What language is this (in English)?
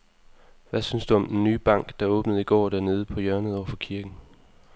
Danish